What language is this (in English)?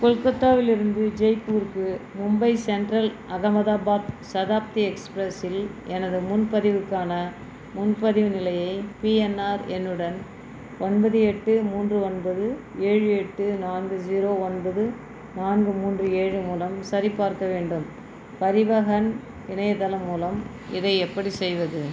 Tamil